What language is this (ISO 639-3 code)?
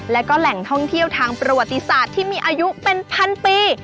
tha